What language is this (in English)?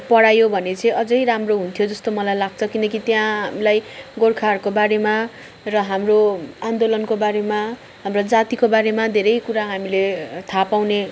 Nepali